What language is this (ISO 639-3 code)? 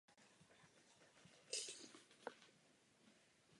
ces